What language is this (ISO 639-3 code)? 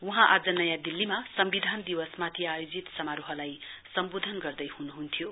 nep